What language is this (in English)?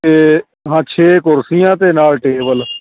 Punjabi